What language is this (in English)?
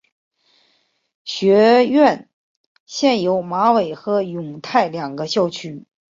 Chinese